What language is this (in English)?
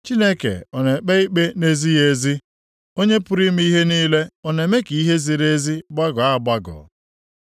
Igbo